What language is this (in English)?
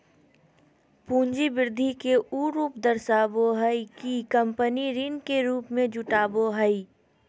Magahi